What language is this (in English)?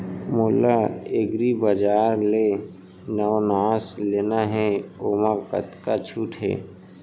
Chhattisgarhi